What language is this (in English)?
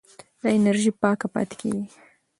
Pashto